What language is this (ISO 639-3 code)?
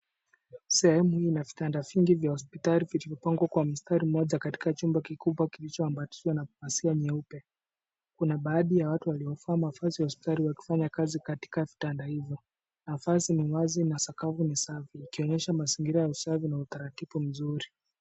swa